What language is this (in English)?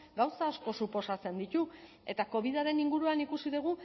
Basque